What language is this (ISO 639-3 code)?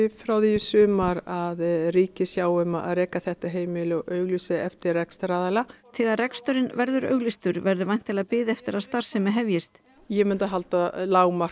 isl